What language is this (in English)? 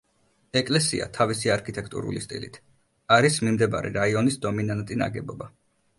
Georgian